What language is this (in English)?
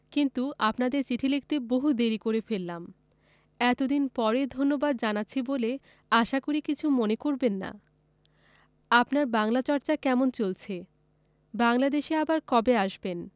Bangla